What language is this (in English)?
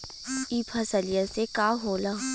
Bhojpuri